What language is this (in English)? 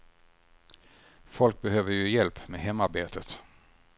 Swedish